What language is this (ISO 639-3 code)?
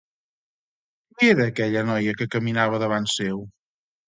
cat